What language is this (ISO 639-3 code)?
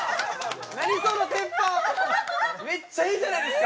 jpn